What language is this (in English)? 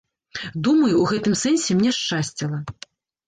Belarusian